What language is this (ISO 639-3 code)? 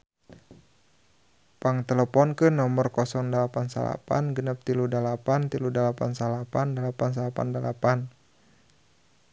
sun